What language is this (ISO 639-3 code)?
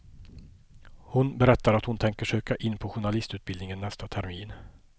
swe